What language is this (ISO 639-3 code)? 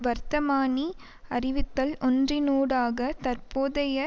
tam